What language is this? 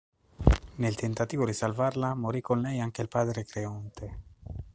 Italian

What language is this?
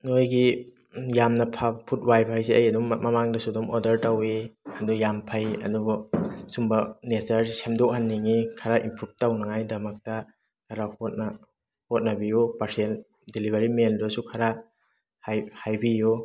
Manipuri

